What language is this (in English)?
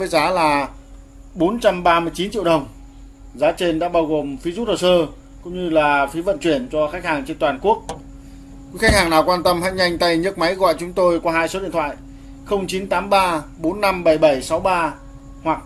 Vietnamese